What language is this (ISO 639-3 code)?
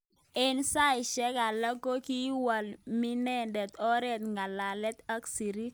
kln